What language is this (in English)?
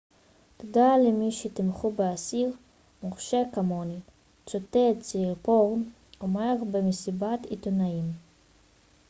Hebrew